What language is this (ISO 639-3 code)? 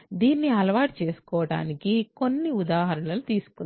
tel